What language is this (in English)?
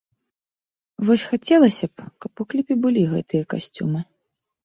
Belarusian